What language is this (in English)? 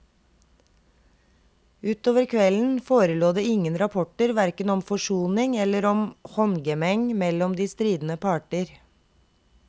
Norwegian